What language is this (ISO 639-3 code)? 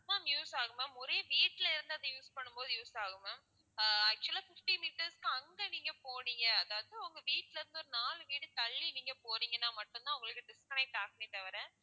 tam